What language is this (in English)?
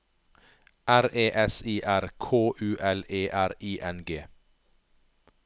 Norwegian